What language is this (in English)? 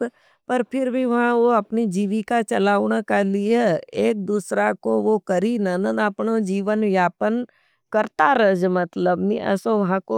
Nimadi